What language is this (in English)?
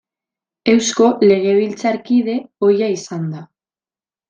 Basque